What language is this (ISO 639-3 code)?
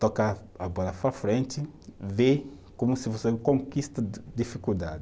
por